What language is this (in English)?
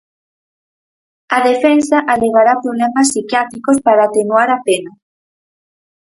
Galician